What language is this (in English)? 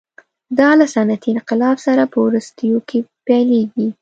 Pashto